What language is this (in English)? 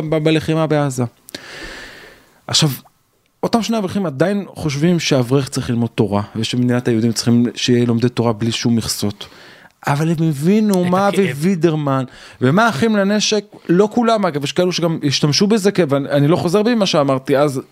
Hebrew